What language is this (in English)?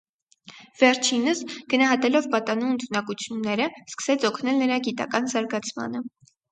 Armenian